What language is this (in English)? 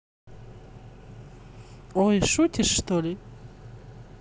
Russian